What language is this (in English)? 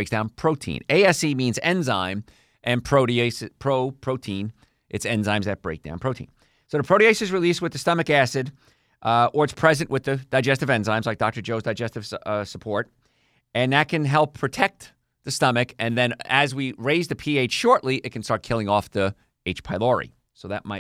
English